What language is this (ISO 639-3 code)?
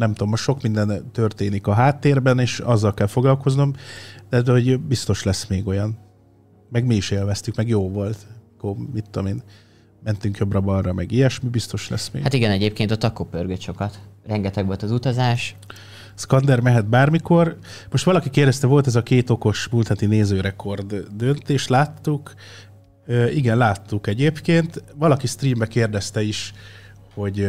hun